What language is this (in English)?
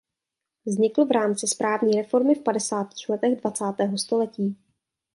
Czech